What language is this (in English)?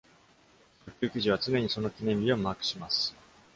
Japanese